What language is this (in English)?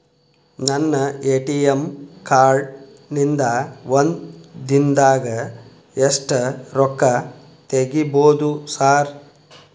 Kannada